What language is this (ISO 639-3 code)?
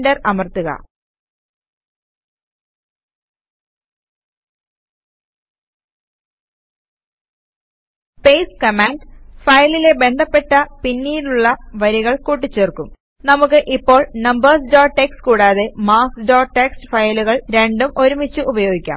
mal